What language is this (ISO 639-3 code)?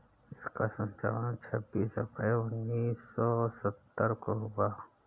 hin